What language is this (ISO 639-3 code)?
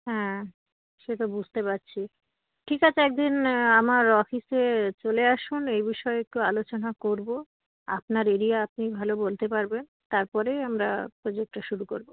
ben